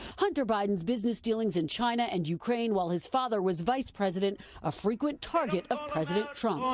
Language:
English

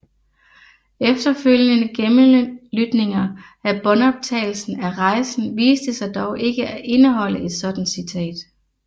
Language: Danish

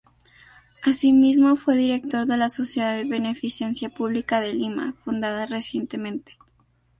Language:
Spanish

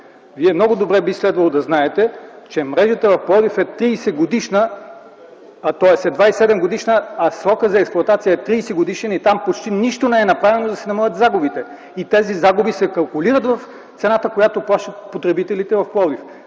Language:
Bulgarian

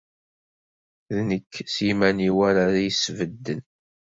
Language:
Kabyle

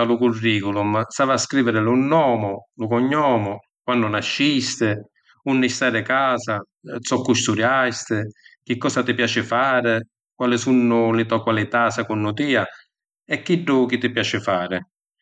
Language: Sicilian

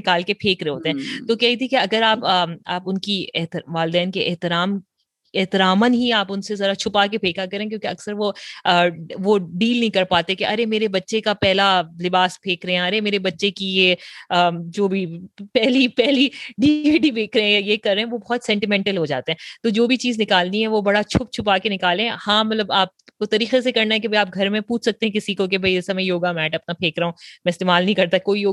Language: Urdu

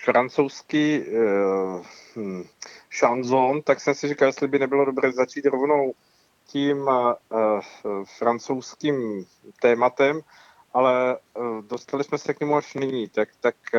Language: Czech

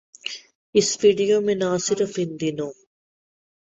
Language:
Urdu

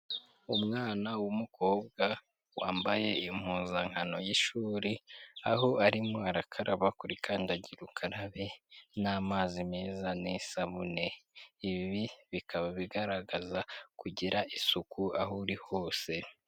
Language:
Kinyarwanda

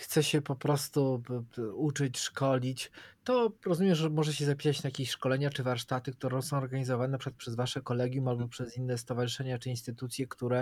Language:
Polish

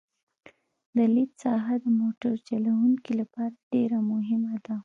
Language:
Pashto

